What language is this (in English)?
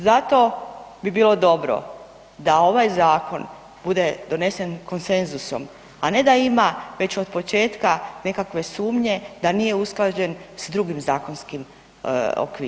Croatian